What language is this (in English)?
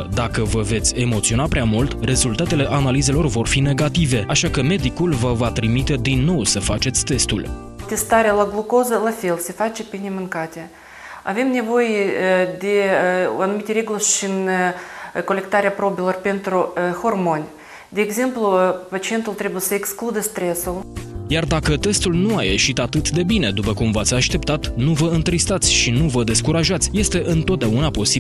Romanian